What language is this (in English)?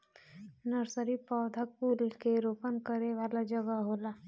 Bhojpuri